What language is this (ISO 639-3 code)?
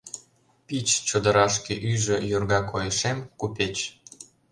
chm